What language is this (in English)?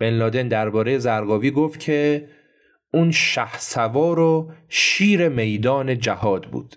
Persian